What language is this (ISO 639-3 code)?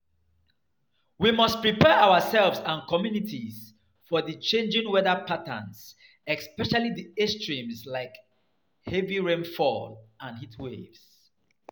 pcm